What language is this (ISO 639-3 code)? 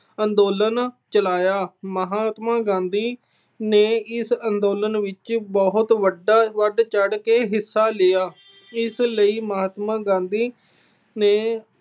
pan